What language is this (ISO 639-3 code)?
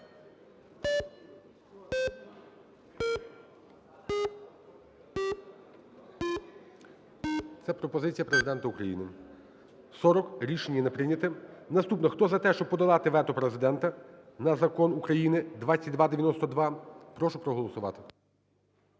ukr